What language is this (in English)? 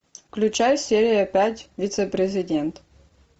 Russian